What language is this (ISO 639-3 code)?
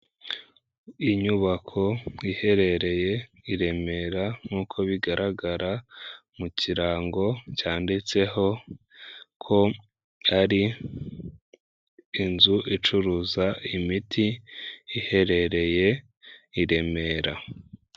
kin